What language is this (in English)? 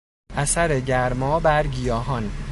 Persian